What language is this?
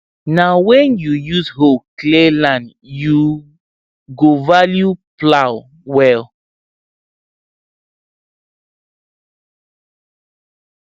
Nigerian Pidgin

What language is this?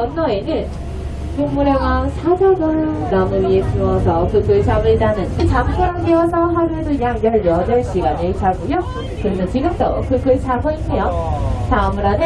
Korean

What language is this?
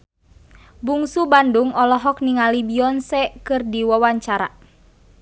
Sundanese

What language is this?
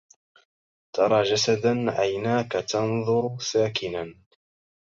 Arabic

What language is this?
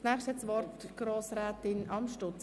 Swiss German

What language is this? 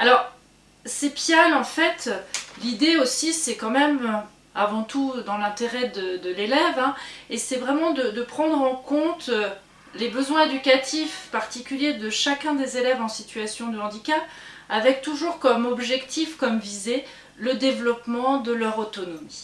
French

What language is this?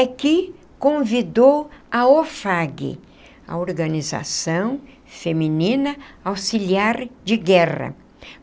Portuguese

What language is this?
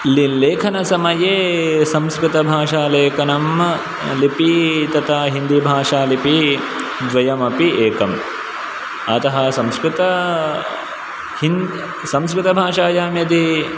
Sanskrit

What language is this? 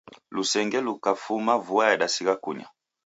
Taita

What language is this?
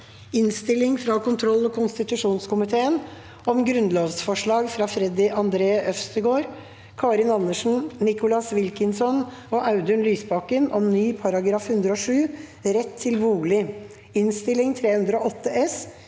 Norwegian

